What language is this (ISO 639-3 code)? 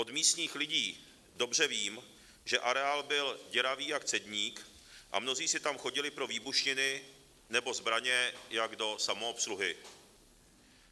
ces